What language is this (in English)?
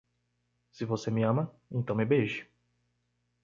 Portuguese